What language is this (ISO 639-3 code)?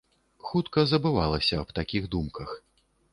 bel